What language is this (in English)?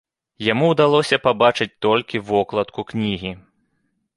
Belarusian